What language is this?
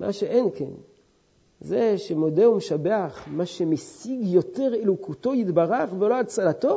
Hebrew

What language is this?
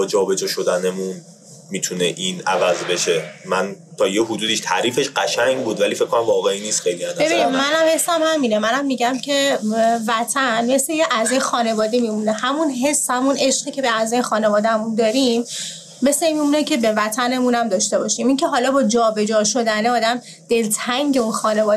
Persian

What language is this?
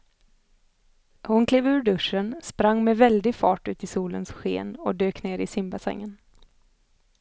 Swedish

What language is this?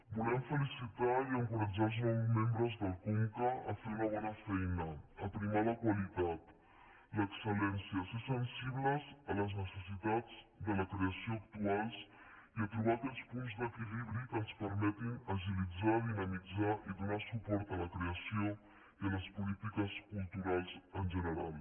Catalan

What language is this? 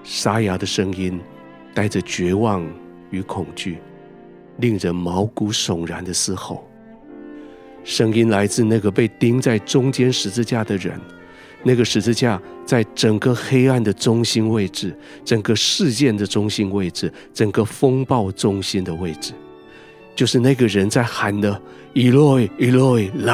Chinese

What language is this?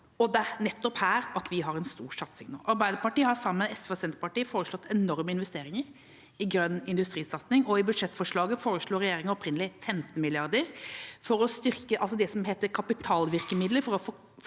Norwegian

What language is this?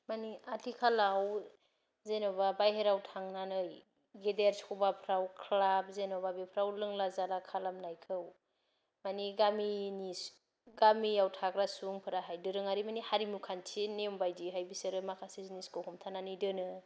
Bodo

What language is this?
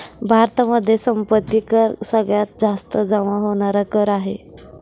Marathi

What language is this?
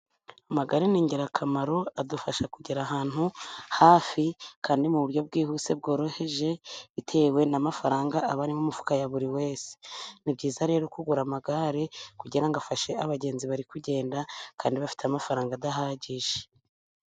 Kinyarwanda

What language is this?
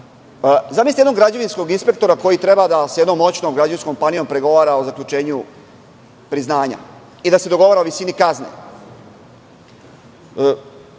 Serbian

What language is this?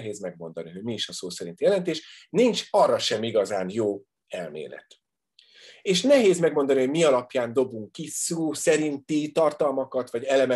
Hungarian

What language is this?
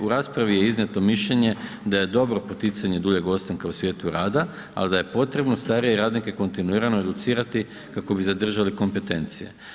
Croatian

